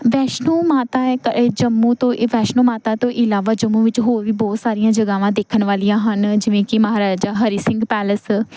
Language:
Punjabi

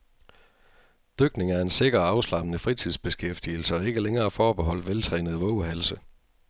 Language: Danish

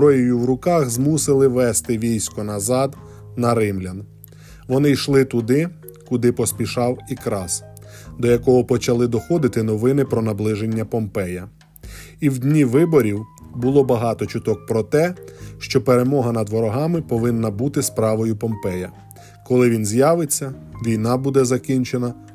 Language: Ukrainian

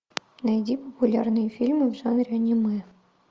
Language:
Russian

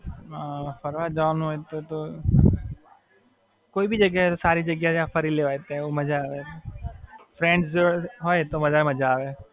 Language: Gujarati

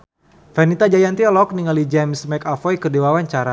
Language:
Sundanese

